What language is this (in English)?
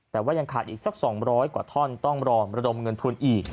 Thai